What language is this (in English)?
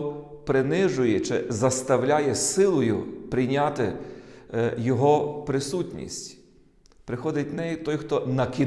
Ukrainian